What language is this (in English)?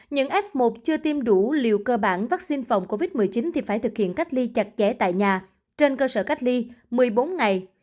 Vietnamese